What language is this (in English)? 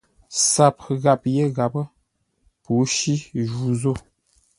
Ngombale